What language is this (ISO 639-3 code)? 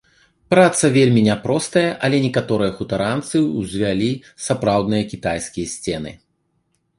bel